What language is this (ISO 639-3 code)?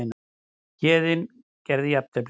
isl